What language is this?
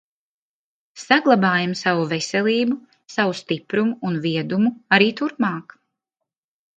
Latvian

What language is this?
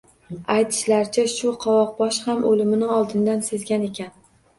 Uzbek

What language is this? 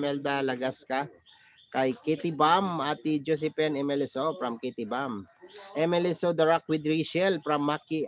Filipino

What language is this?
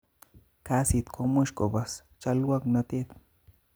Kalenjin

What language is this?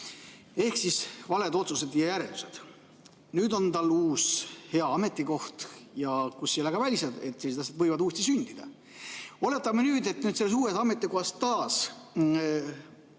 Estonian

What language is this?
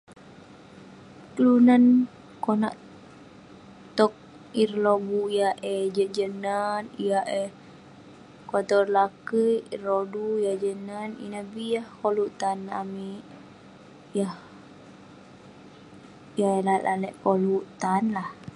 Western Penan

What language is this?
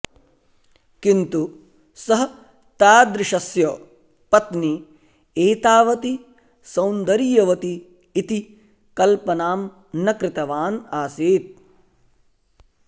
Sanskrit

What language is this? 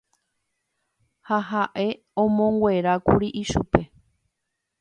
Guarani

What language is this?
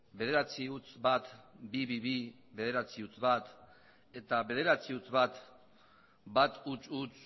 Basque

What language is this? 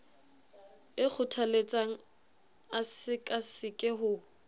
Southern Sotho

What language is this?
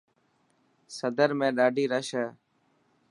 Dhatki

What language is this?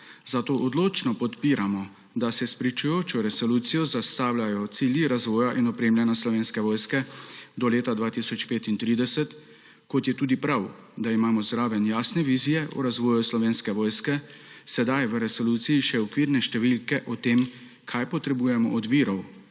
Slovenian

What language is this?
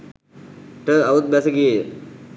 Sinhala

